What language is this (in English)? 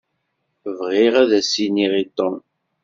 Kabyle